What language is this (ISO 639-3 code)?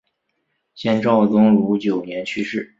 zho